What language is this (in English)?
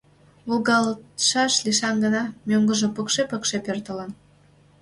Mari